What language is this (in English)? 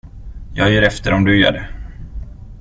Swedish